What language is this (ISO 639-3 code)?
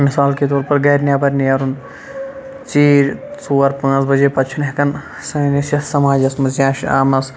kas